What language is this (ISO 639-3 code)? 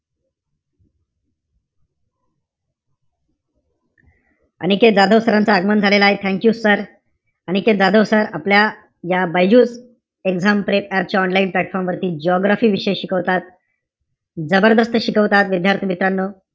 mar